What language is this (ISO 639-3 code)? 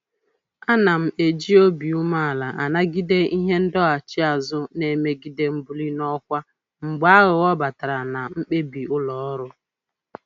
ibo